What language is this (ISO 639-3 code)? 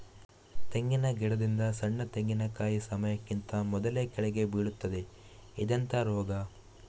kan